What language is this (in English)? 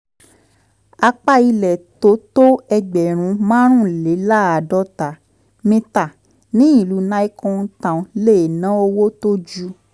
Yoruba